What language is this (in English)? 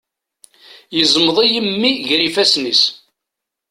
Kabyle